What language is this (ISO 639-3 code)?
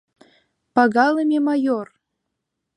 chm